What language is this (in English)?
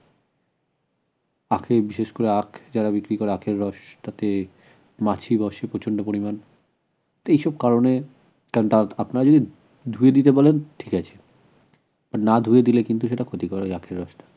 Bangla